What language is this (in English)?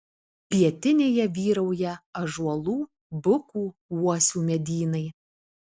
Lithuanian